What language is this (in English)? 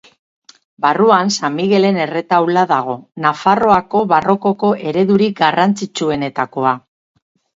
Basque